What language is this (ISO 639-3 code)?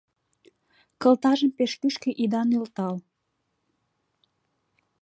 chm